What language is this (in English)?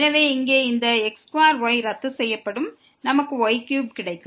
Tamil